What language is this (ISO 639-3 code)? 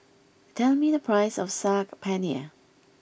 eng